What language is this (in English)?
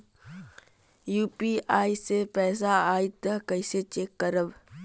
Bhojpuri